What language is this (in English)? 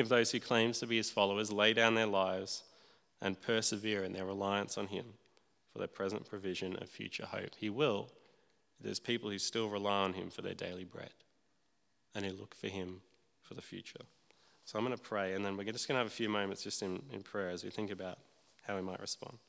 English